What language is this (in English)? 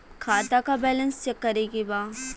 Bhojpuri